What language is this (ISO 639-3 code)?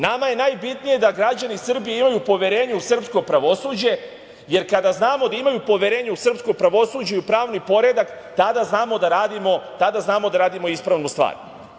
srp